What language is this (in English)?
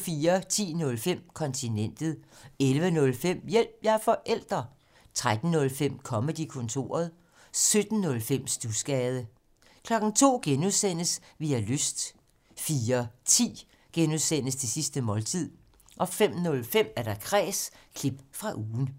Danish